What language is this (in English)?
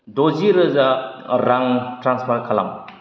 Bodo